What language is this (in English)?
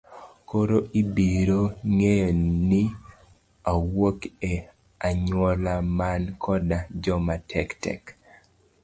Luo (Kenya and Tanzania)